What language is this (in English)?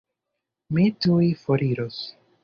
Esperanto